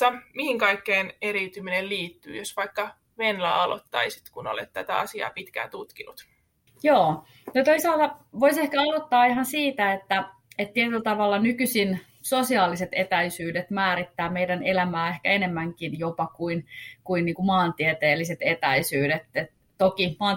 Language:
Finnish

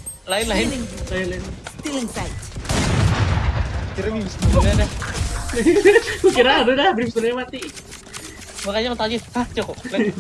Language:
Indonesian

